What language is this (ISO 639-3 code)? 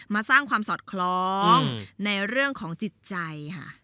tha